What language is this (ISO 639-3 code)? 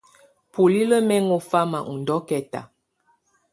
tvu